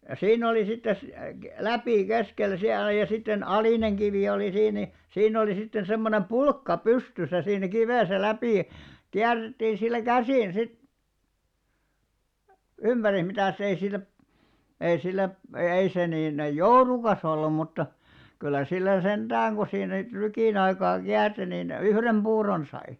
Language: Finnish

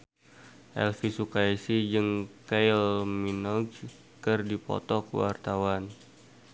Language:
Sundanese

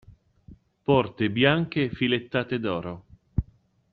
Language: Italian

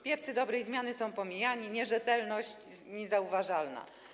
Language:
Polish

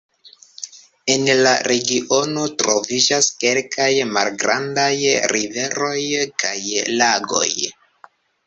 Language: Esperanto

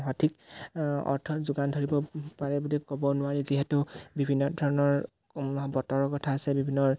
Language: Assamese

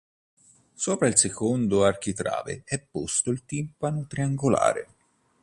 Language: Italian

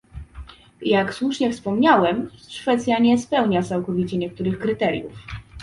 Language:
Polish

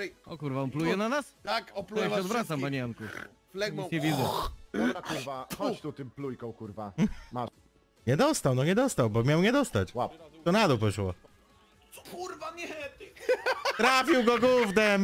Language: Polish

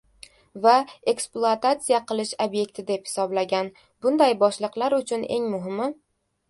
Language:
Uzbek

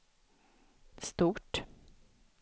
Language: Swedish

